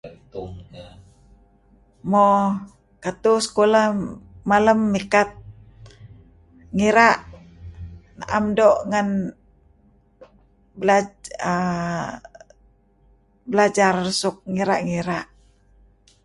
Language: Kelabit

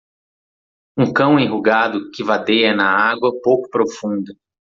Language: Portuguese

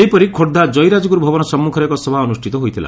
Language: Odia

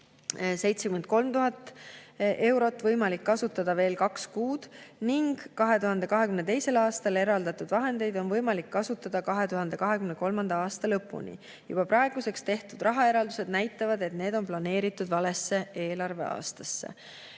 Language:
Estonian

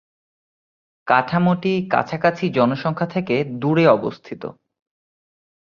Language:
Bangla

